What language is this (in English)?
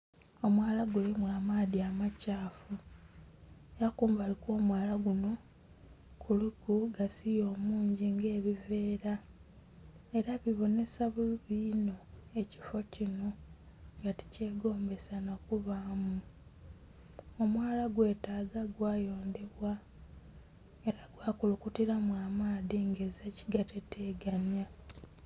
Soga